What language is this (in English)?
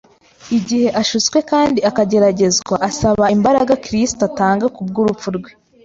Kinyarwanda